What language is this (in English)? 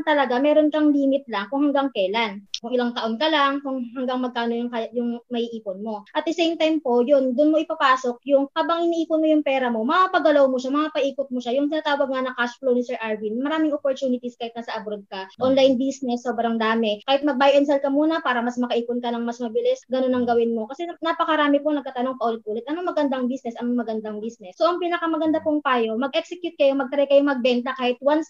Filipino